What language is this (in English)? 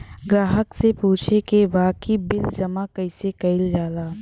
Bhojpuri